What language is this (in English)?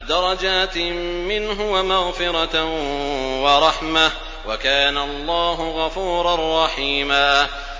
Arabic